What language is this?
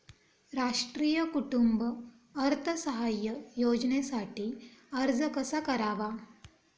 Marathi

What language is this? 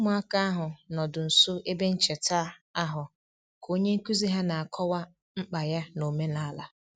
Igbo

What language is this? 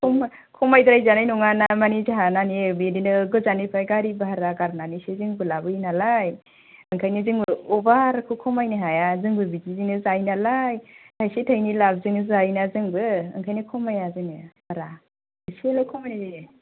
Bodo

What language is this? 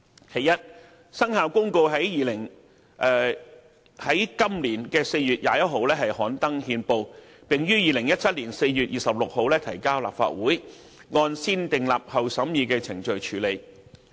Cantonese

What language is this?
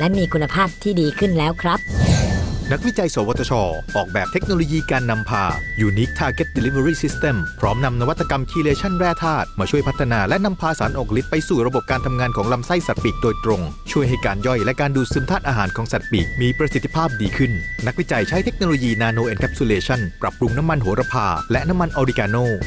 Thai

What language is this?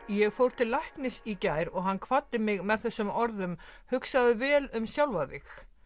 Icelandic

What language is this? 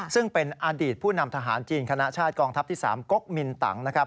Thai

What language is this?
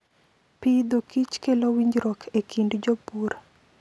Luo (Kenya and Tanzania)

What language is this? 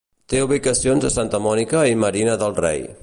Catalan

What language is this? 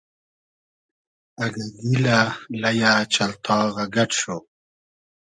Hazaragi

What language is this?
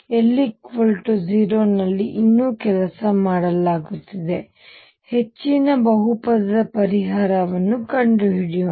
Kannada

